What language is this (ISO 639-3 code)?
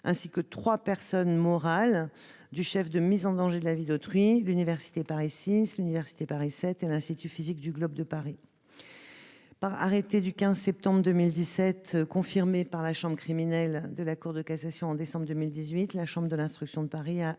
fra